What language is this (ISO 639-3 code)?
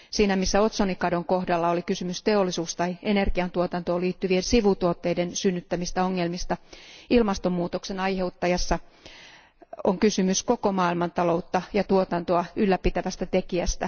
fin